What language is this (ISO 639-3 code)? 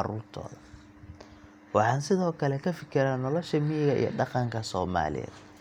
som